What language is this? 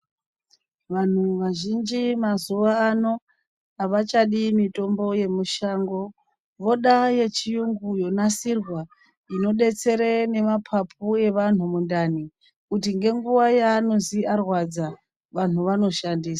Ndau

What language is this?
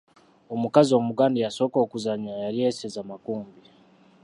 Ganda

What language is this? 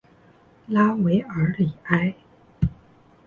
Chinese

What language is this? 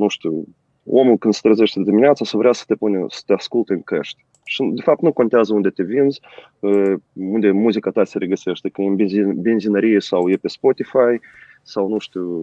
Romanian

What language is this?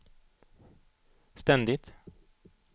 Swedish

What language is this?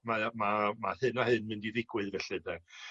Welsh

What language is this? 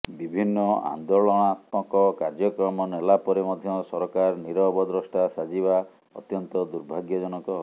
Odia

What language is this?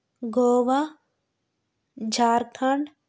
Telugu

